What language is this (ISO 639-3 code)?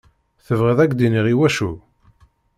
kab